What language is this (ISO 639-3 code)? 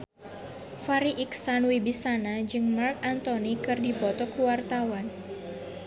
sun